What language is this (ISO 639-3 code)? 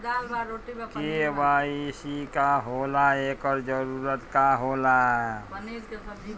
bho